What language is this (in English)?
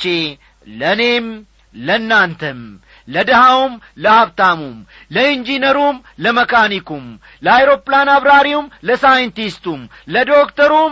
Amharic